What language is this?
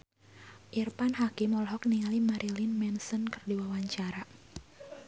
Sundanese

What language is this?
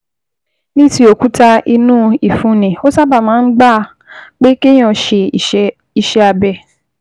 Yoruba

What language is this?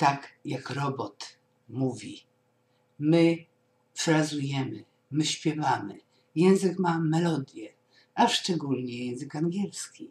Polish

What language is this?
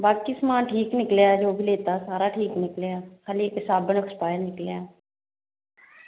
Dogri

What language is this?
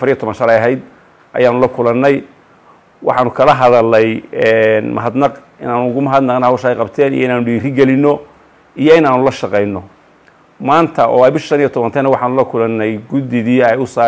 Arabic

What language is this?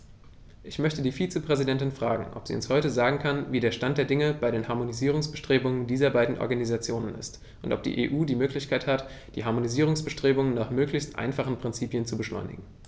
German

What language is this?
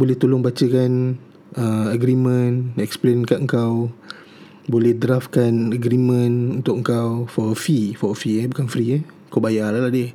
Malay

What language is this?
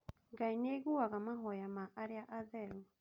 Kikuyu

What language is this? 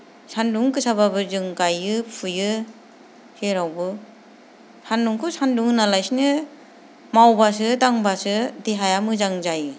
Bodo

